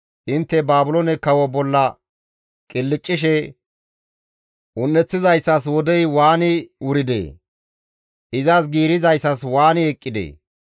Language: Gamo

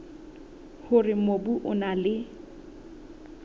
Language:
Southern Sotho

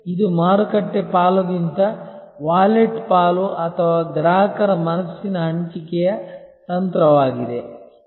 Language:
Kannada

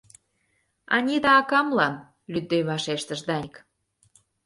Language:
Mari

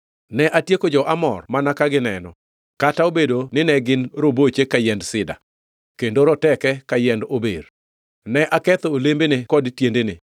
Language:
Luo (Kenya and Tanzania)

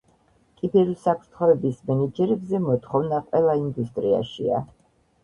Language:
Georgian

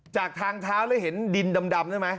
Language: Thai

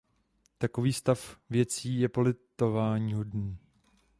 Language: Czech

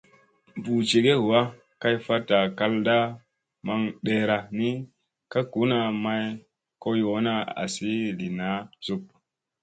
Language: Musey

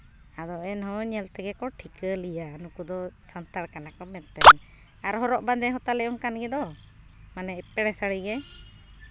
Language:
Santali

